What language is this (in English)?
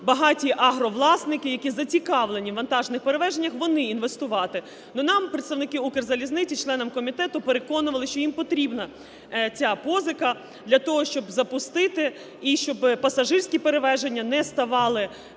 Ukrainian